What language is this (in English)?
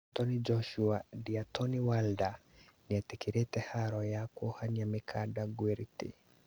Kikuyu